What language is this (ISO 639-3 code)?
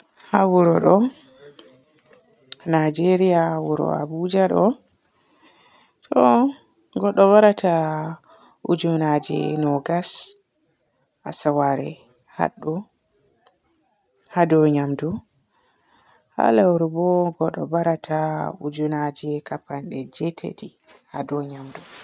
fue